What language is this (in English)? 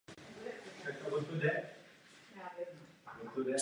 Czech